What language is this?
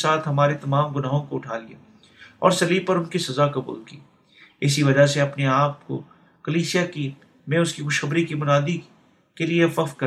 Urdu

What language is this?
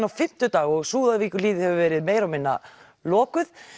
Icelandic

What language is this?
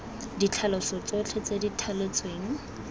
Tswana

